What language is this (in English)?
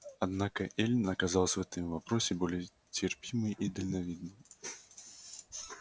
Russian